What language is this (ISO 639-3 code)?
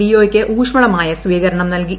mal